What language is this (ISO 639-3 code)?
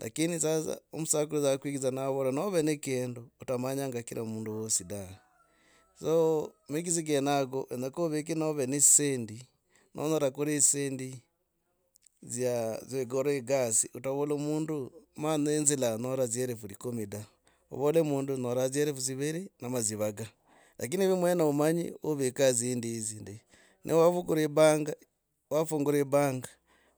rag